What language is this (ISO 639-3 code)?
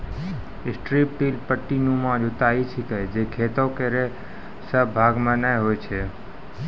mai